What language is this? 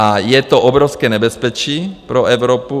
Czech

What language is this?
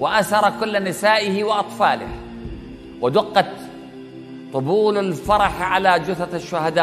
Arabic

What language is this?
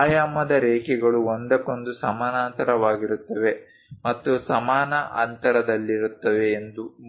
Kannada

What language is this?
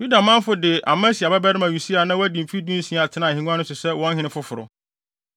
Akan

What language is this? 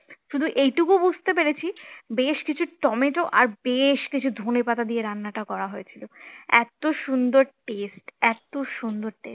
Bangla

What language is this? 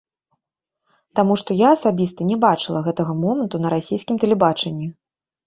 Belarusian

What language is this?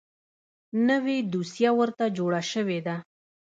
Pashto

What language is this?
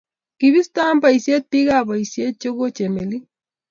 Kalenjin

